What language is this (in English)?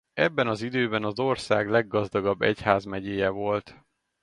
Hungarian